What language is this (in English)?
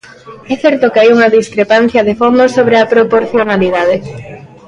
Galician